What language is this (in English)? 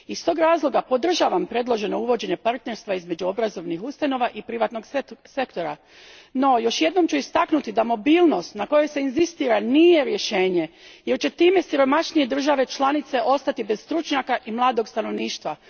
Croatian